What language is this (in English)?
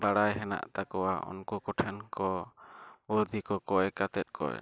Santali